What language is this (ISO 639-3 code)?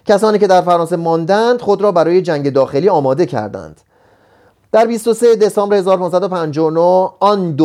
fas